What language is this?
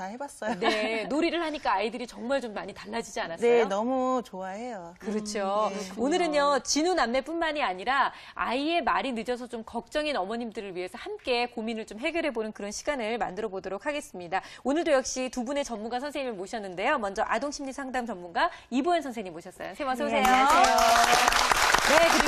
Korean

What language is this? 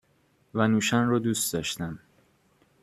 Persian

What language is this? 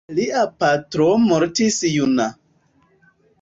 Esperanto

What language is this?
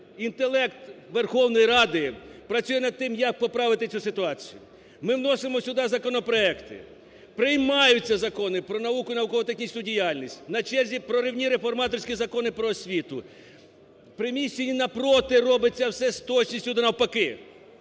Ukrainian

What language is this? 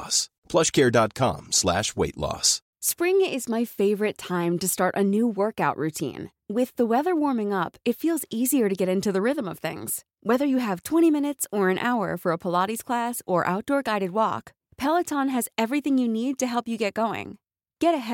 Filipino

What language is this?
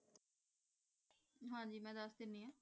Punjabi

